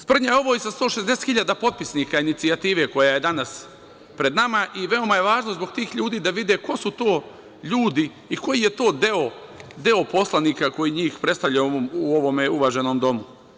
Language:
Serbian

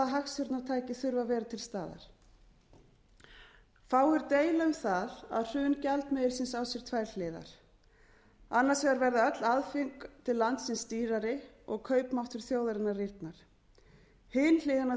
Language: Icelandic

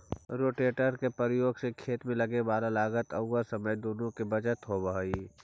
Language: Magahi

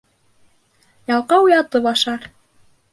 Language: Bashkir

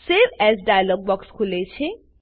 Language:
Gujarati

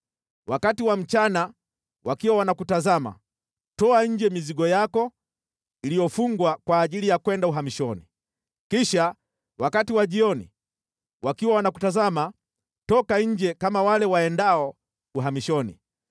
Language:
Swahili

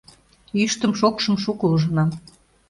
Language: Mari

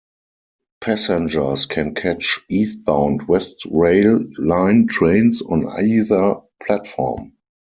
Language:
English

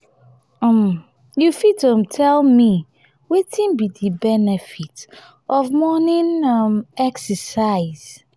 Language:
Nigerian Pidgin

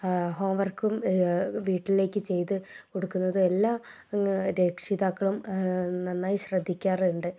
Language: Malayalam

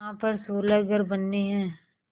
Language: Hindi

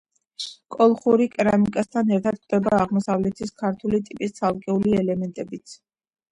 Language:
Georgian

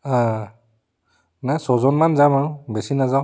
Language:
Assamese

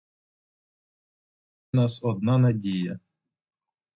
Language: Ukrainian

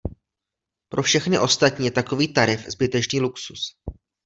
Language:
Czech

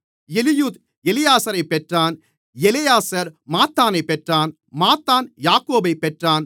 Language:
Tamil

